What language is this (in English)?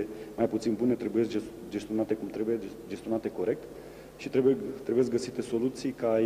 Romanian